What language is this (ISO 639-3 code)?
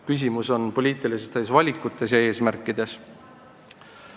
est